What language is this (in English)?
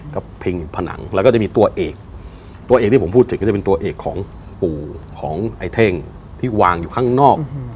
Thai